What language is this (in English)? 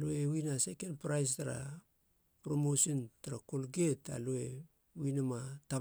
Halia